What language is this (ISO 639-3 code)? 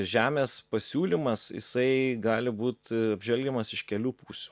lit